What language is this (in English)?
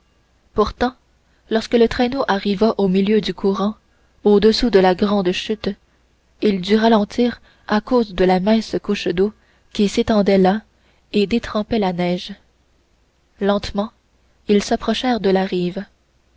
French